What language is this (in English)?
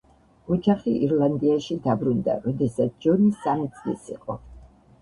Georgian